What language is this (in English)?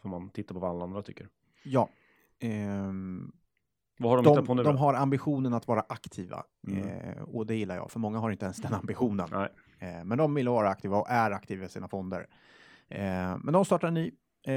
Swedish